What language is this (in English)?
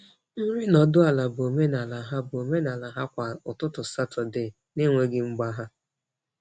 Igbo